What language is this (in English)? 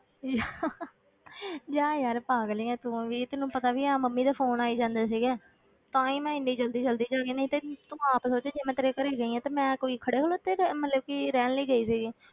Punjabi